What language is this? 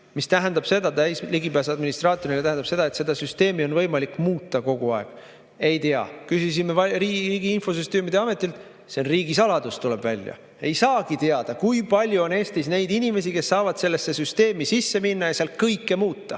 Estonian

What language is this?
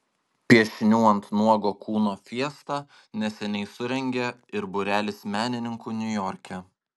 Lithuanian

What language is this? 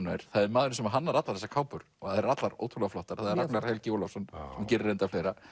Icelandic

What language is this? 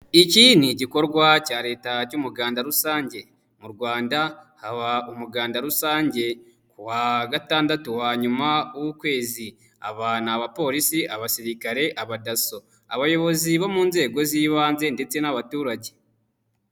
Kinyarwanda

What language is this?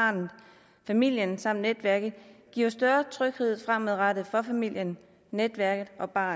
Danish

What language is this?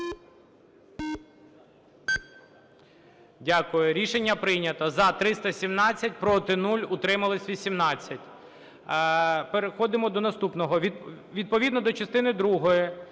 Ukrainian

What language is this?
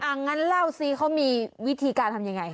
Thai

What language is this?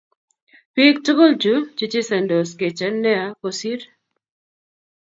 Kalenjin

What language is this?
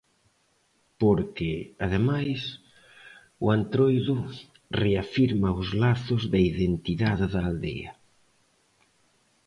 Galician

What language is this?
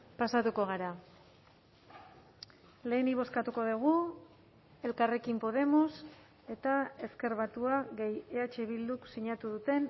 Basque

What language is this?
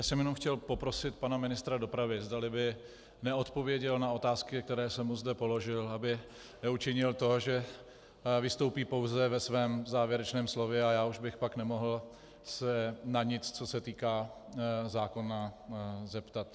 Czech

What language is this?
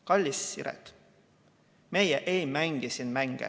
Estonian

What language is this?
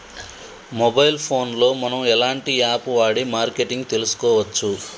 Telugu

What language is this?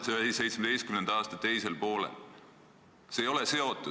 Estonian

